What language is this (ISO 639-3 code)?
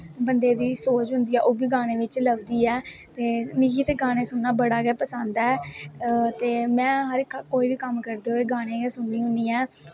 doi